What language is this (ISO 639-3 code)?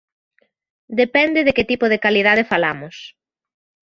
glg